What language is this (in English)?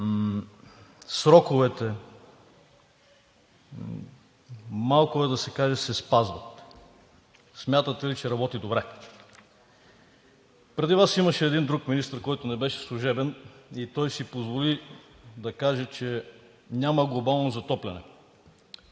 Bulgarian